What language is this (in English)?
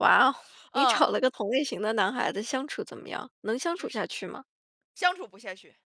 Chinese